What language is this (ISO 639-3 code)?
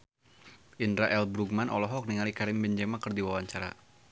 sun